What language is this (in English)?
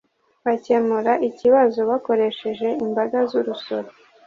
Kinyarwanda